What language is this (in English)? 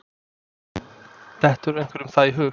Icelandic